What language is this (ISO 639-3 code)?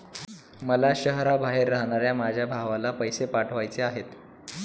mar